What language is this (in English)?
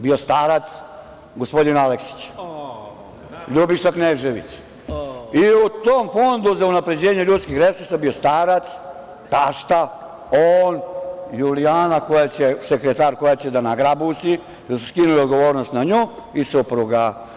Serbian